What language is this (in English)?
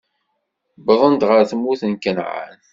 Kabyle